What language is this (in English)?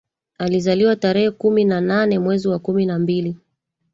Swahili